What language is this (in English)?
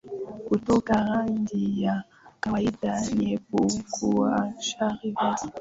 Swahili